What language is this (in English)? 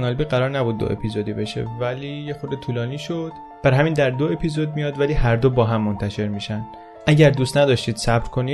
Persian